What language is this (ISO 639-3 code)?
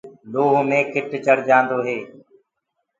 ggg